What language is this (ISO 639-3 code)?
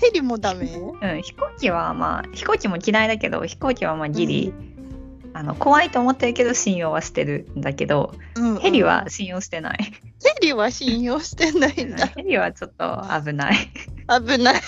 jpn